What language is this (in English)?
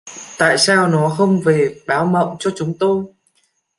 Vietnamese